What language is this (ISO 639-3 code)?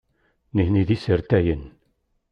kab